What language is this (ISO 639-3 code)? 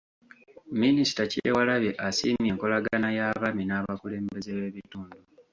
lug